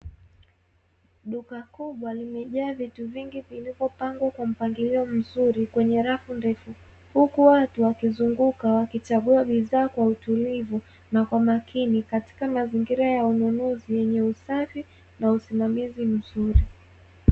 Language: Swahili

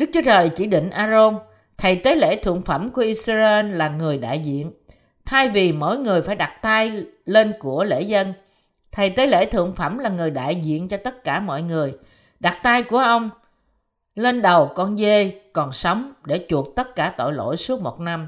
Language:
Vietnamese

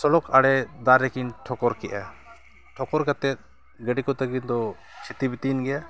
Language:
Santali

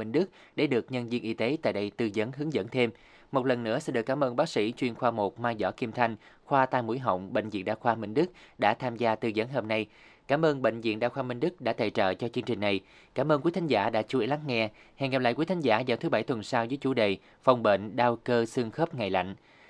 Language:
Vietnamese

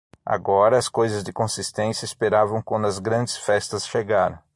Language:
Portuguese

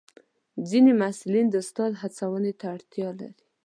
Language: Pashto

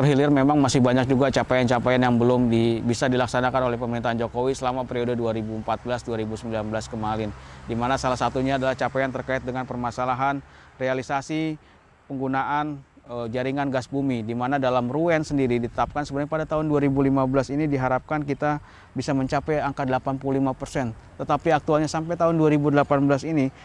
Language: Indonesian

